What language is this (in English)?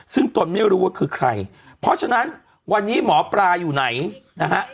Thai